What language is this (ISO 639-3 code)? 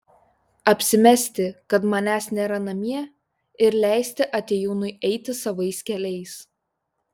lit